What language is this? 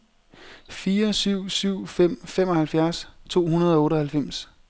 Danish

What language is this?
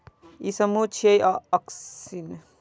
Maithili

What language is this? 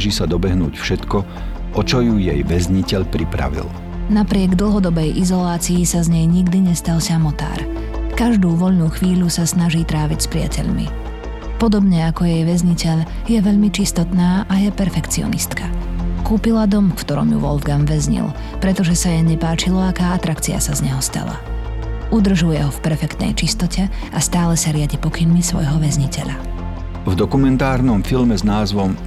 Slovak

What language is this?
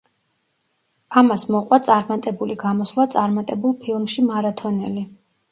Georgian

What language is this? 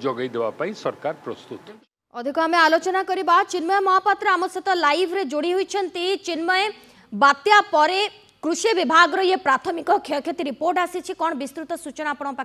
Hindi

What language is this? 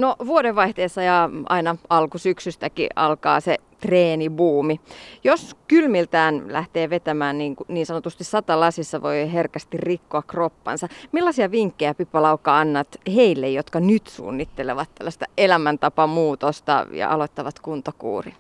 Finnish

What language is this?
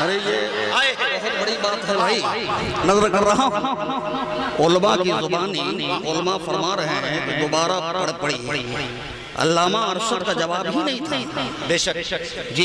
Hindi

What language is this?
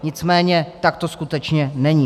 Czech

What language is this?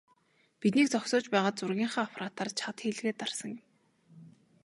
Mongolian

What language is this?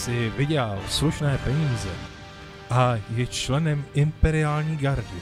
Czech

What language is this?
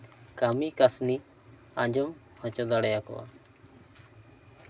Santali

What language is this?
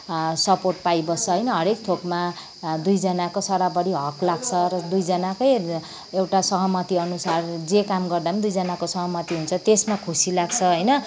Nepali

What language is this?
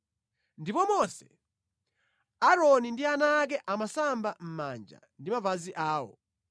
Nyanja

